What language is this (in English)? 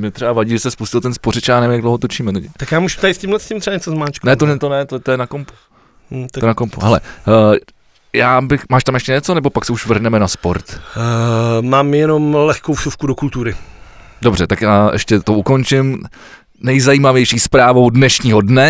Czech